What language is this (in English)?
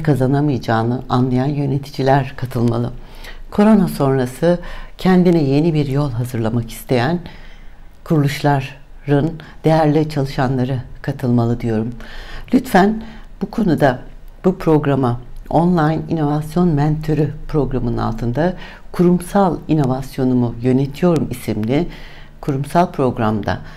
Turkish